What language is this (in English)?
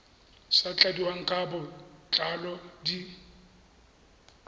Tswana